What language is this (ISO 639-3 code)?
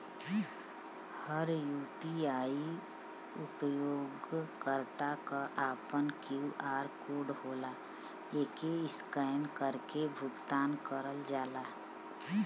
bho